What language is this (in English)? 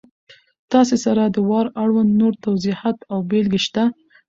Pashto